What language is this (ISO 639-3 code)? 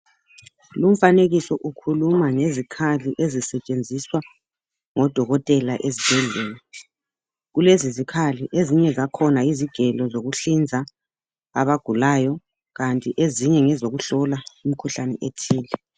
nde